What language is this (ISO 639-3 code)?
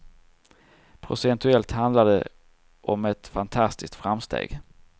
swe